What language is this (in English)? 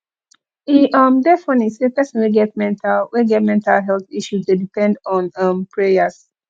Nigerian Pidgin